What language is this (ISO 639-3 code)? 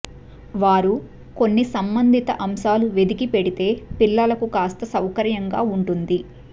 tel